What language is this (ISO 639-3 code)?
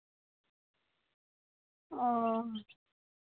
sat